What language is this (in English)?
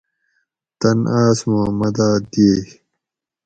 Gawri